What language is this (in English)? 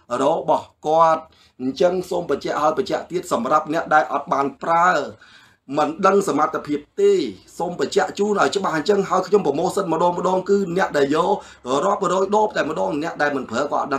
Thai